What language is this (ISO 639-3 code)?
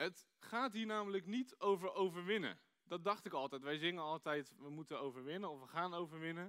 nld